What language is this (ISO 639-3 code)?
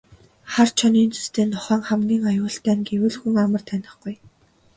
mon